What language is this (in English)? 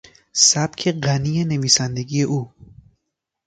Persian